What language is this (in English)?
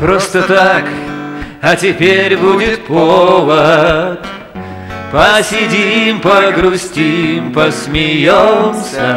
Russian